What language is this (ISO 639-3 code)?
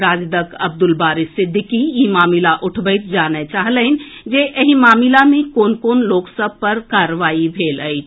mai